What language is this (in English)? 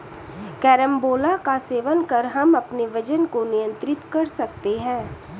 Hindi